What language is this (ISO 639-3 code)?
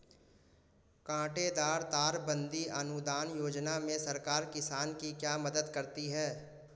hin